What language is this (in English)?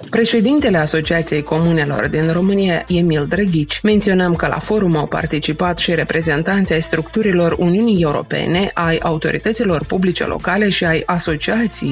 Romanian